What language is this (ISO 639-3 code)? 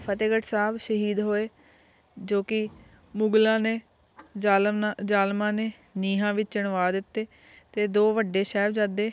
pan